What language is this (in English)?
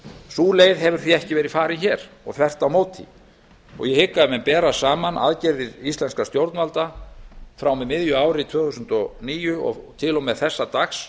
Icelandic